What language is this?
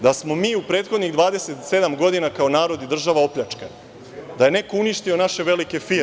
Serbian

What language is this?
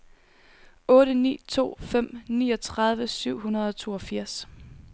Danish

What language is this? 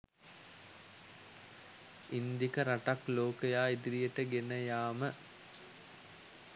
Sinhala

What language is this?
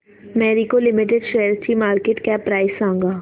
Marathi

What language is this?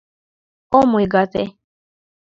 Mari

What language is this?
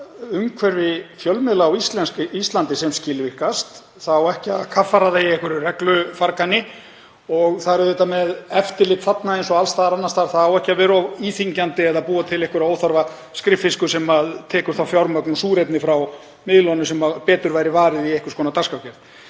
Icelandic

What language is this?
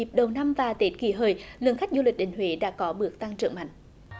Vietnamese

